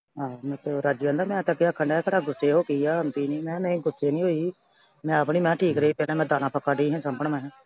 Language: Punjabi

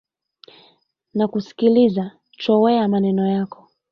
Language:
Swahili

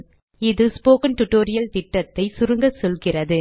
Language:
Tamil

